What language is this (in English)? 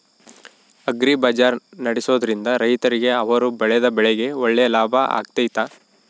Kannada